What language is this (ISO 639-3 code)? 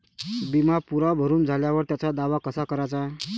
mar